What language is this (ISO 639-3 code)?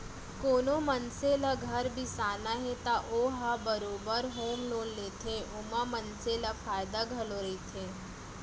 hne